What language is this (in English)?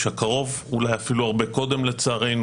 Hebrew